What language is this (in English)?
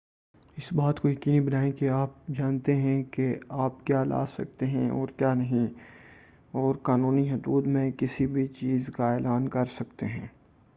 Urdu